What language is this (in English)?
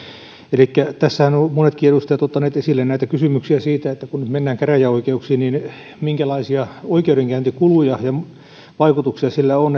Finnish